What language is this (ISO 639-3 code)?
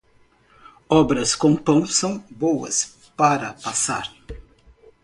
por